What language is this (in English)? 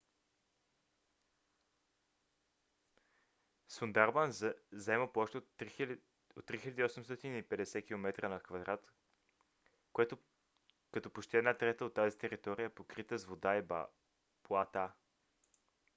Bulgarian